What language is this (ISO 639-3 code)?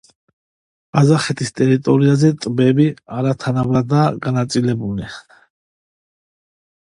kat